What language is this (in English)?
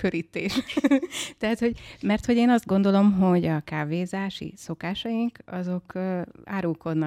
Hungarian